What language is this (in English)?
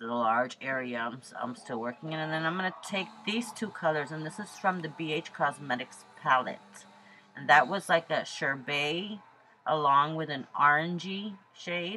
English